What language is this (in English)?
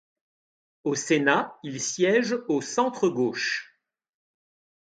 French